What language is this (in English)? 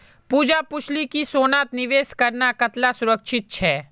Magahi